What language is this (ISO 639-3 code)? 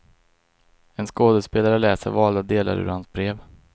swe